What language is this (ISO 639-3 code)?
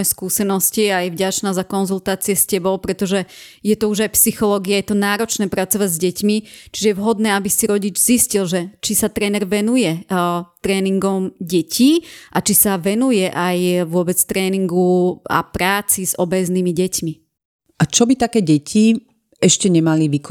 slk